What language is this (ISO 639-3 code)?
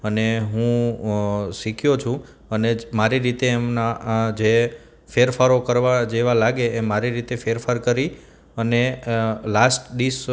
guj